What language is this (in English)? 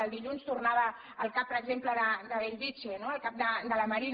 Catalan